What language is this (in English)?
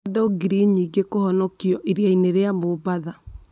Kikuyu